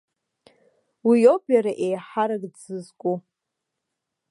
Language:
Abkhazian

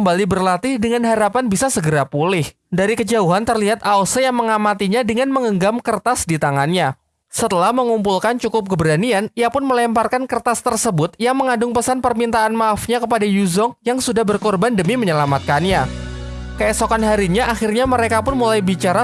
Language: Indonesian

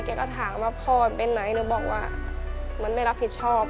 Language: Thai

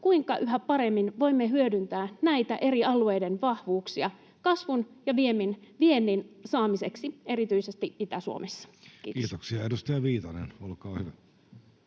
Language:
Finnish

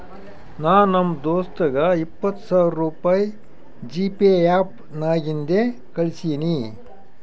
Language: Kannada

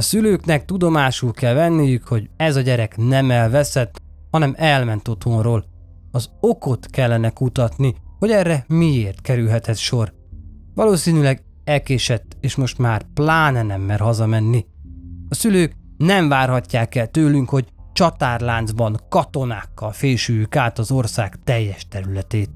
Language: Hungarian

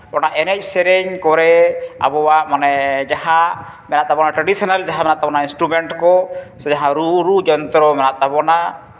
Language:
Santali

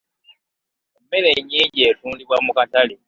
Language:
Ganda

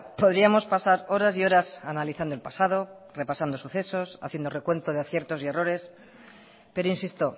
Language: Spanish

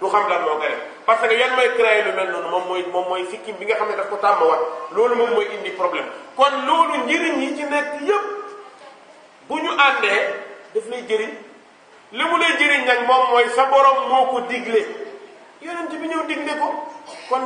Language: Hindi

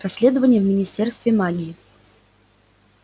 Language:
Russian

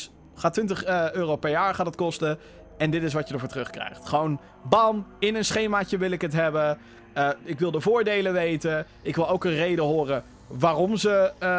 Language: Dutch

